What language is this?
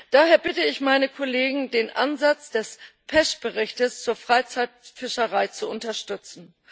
German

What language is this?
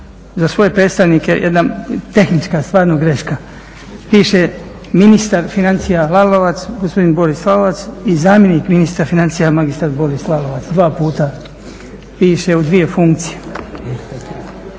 Croatian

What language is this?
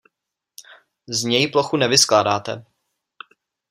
Czech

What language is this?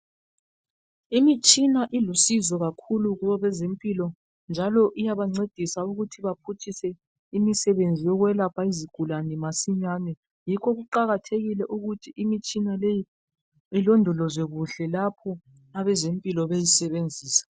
North Ndebele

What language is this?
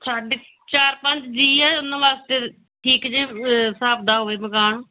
Punjabi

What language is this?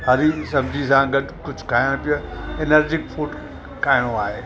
Sindhi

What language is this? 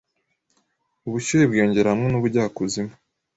Kinyarwanda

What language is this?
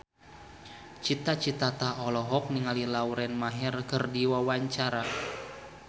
Sundanese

